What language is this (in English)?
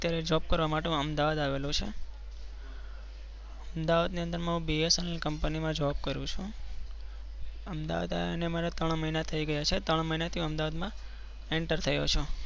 Gujarati